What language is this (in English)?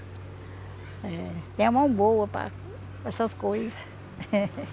Portuguese